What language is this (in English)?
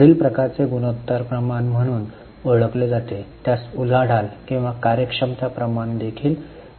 Marathi